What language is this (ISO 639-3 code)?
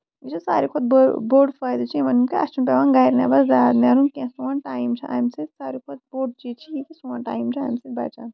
kas